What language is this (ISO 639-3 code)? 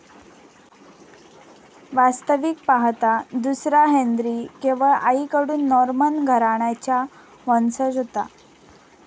mar